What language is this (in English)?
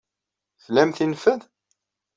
Kabyle